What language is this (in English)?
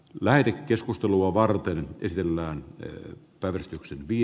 Finnish